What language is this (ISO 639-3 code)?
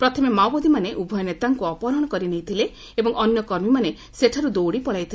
ori